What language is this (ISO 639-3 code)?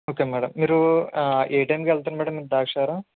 tel